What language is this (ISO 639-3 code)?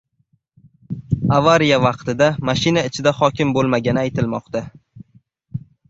uzb